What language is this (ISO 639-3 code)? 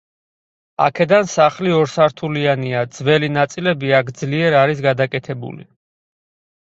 kat